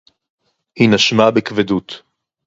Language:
Hebrew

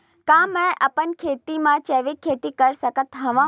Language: Chhattisgarhi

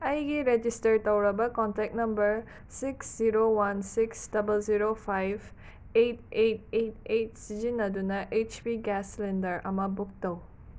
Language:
Manipuri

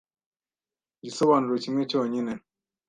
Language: Kinyarwanda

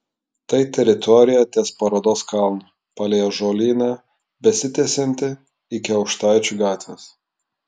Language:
Lithuanian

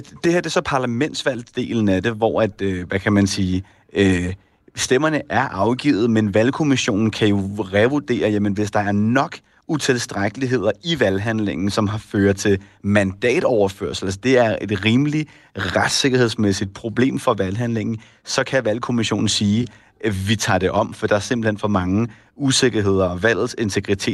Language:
Danish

